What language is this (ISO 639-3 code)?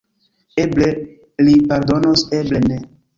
epo